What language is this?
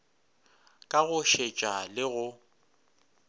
Northern Sotho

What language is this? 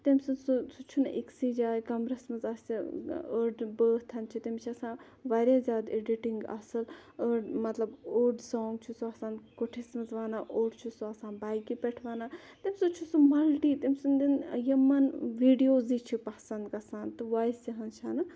Kashmiri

